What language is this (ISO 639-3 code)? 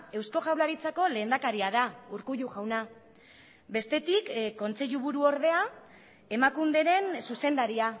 eus